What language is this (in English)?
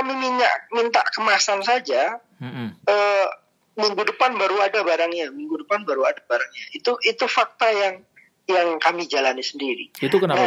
Indonesian